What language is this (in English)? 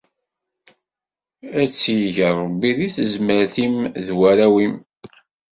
Kabyle